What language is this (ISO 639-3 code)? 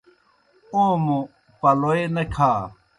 plk